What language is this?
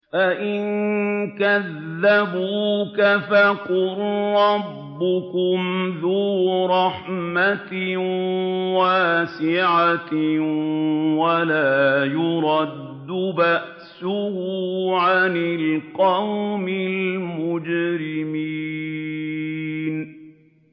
Arabic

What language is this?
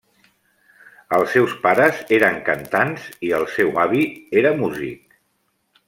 Catalan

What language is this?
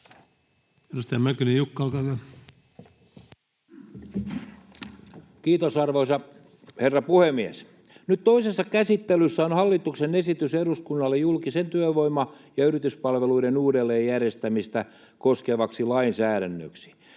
Finnish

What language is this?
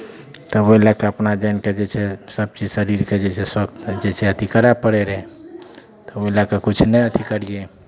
Maithili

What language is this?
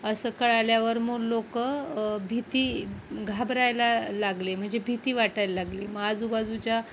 Marathi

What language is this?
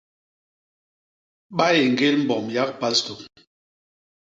Basaa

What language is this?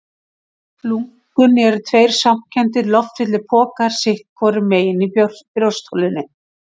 Icelandic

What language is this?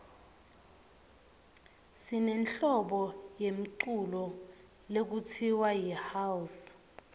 Swati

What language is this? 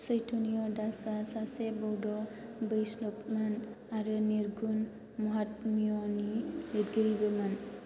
Bodo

